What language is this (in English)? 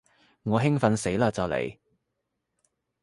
Cantonese